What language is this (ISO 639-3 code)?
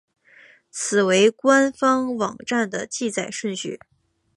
zho